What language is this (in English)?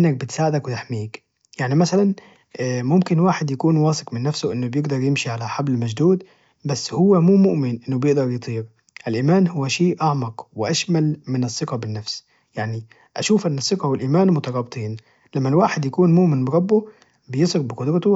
Najdi Arabic